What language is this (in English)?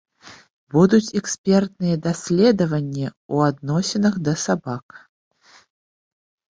Belarusian